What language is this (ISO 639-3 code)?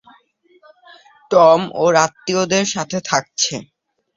ben